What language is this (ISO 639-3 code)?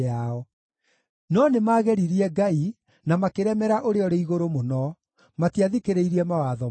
kik